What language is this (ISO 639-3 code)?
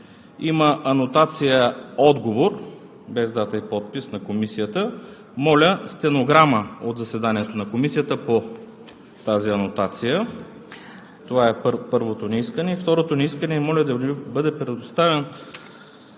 bul